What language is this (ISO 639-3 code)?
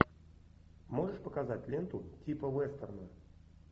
rus